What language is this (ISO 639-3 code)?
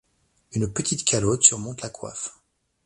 fra